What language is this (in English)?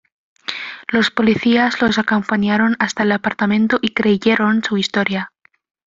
Spanish